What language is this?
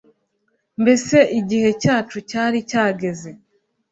Kinyarwanda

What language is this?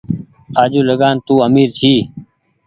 Goaria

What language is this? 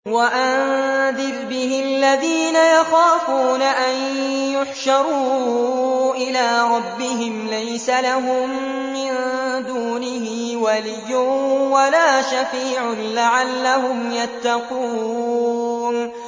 Arabic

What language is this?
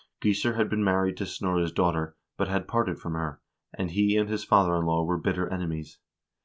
English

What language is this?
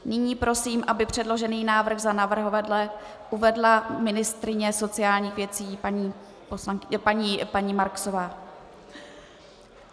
Czech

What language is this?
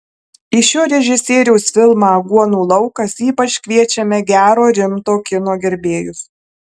Lithuanian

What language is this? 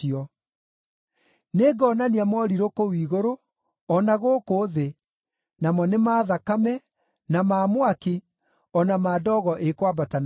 Kikuyu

